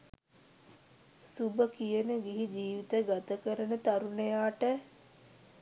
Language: Sinhala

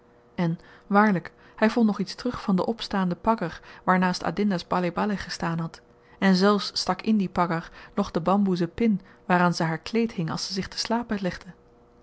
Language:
Dutch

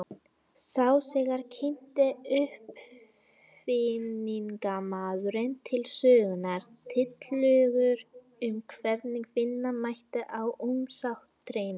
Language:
Icelandic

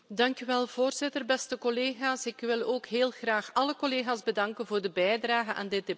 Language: Dutch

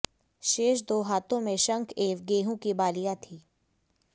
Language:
Hindi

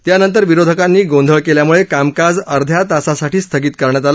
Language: Marathi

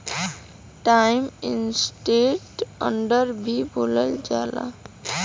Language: Bhojpuri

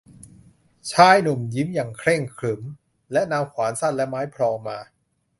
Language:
Thai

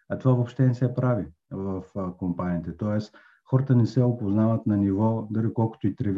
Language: Bulgarian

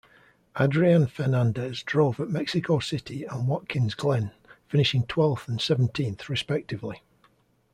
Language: English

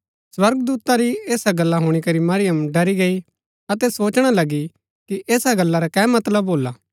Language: Gaddi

